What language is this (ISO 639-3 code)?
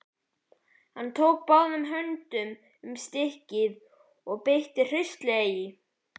isl